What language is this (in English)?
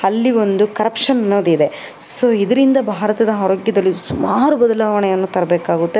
Kannada